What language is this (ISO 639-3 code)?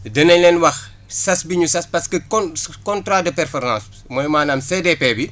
wol